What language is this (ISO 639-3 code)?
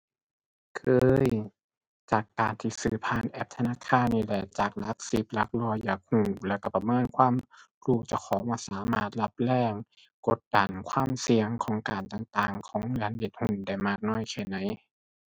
tha